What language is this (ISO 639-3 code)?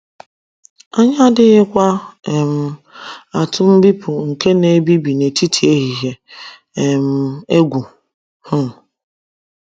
ibo